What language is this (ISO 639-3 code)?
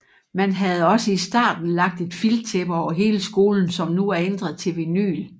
dan